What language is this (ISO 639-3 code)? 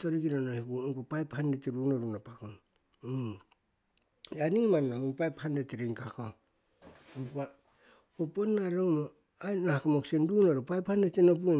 siw